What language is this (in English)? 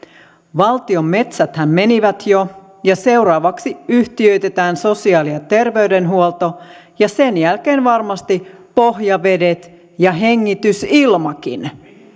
Finnish